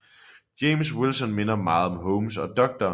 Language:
Danish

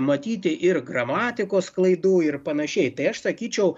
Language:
Lithuanian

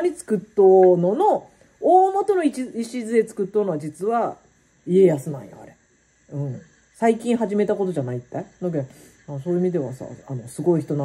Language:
Japanese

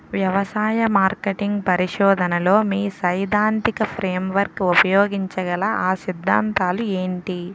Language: Telugu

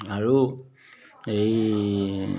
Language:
Assamese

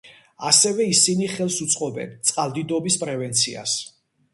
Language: Georgian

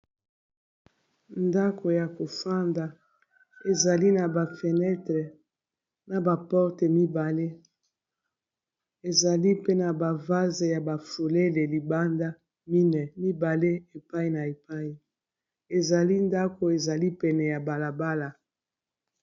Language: Lingala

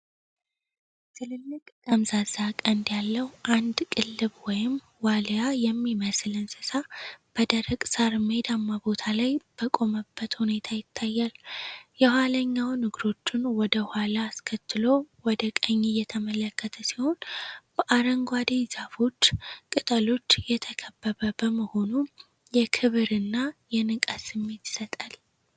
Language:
Amharic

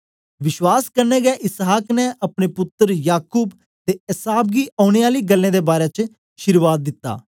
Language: Dogri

